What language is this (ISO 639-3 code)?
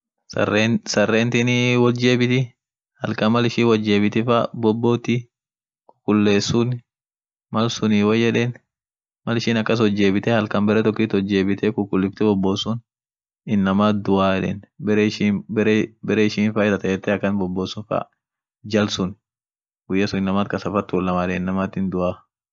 orc